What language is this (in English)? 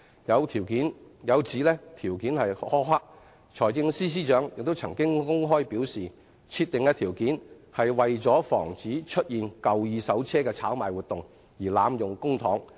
Cantonese